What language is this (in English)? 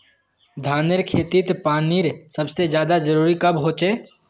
Magahi